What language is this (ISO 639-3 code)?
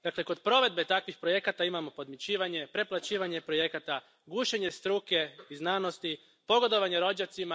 hrv